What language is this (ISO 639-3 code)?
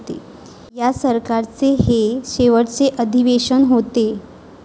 mar